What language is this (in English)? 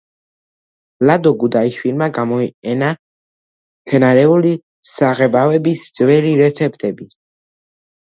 Georgian